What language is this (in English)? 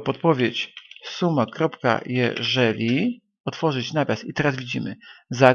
Polish